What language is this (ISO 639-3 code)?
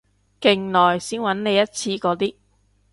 yue